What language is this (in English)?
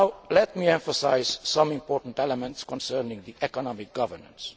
English